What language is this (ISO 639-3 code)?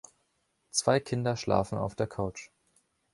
deu